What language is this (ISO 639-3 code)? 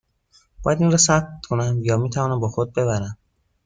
fas